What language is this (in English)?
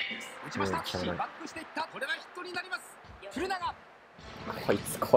Japanese